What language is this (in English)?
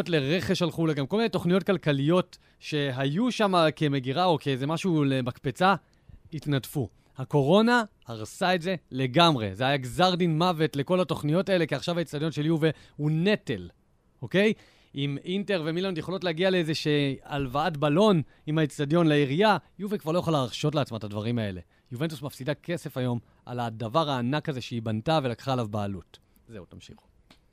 Hebrew